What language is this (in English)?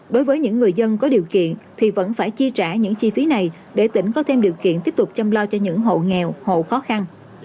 Vietnamese